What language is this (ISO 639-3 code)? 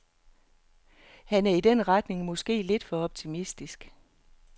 dan